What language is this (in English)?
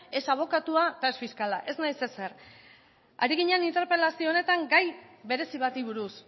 Basque